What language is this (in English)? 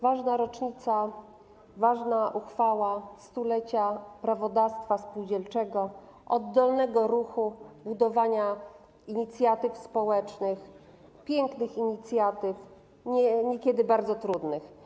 Polish